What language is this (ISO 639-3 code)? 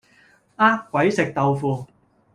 yue